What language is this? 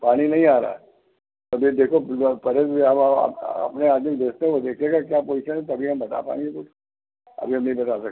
Hindi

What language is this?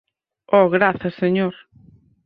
Galician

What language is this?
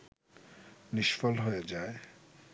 Bangla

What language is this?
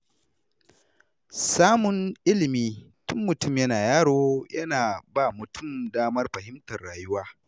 Hausa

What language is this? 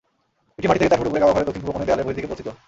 Bangla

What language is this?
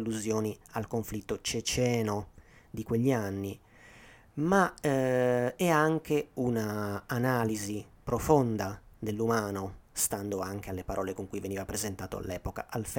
Italian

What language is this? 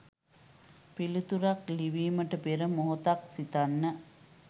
Sinhala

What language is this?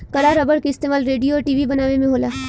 Bhojpuri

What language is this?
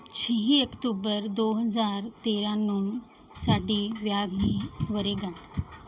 Punjabi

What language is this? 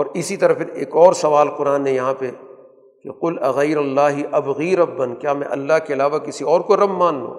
Urdu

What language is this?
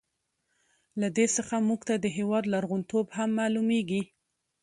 Pashto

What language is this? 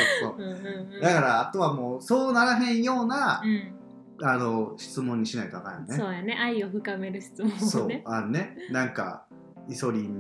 Japanese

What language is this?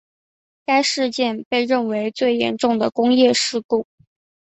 Chinese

